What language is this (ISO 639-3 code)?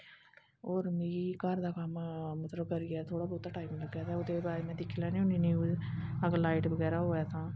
doi